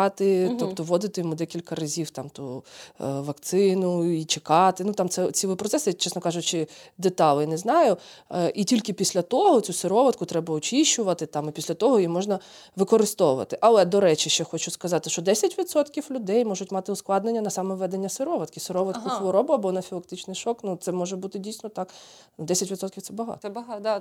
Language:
Ukrainian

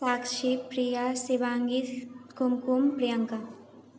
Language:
Maithili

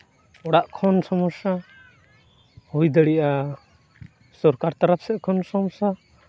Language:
Santali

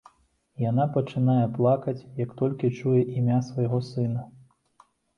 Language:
Belarusian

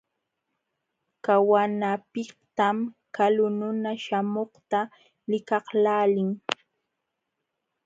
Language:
Jauja Wanca Quechua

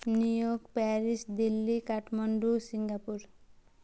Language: Nepali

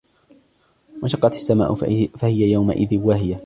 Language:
Arabic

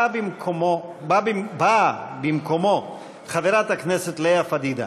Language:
Hebrew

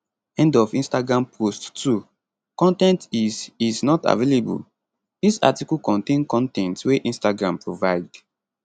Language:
Nigerian Pidgin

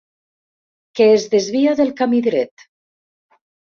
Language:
Catalan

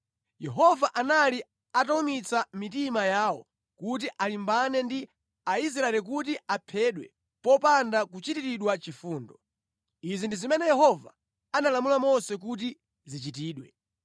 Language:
Nyanja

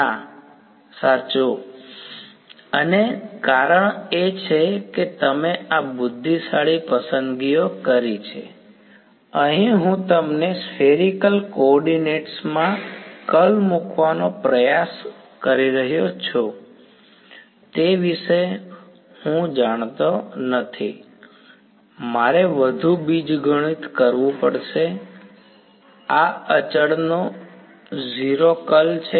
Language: Gujarati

